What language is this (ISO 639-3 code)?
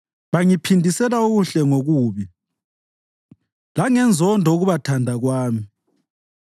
nde